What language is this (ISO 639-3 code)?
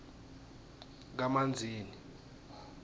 ssw